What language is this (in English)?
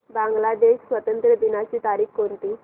Marathi